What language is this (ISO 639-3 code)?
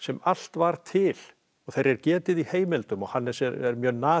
isl